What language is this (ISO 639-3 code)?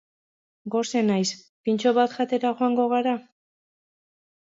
eus